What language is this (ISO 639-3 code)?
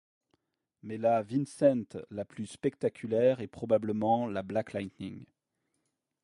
fra